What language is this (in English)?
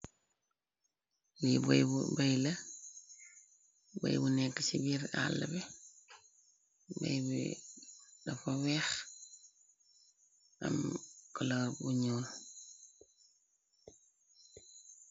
Wolof